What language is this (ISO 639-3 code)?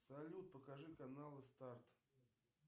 rus